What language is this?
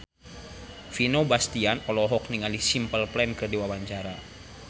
Sundanese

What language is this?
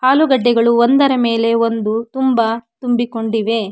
Kannada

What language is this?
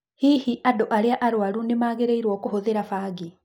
Kikuyu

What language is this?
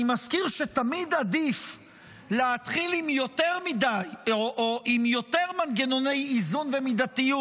Hebrew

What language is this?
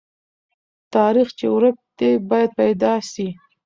Pashto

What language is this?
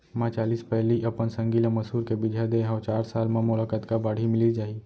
Chhattisgarhi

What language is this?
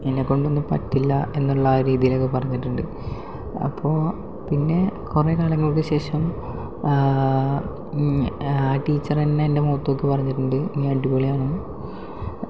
Malayalam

